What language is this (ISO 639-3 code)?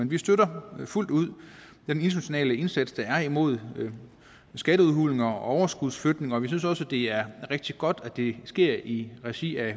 dan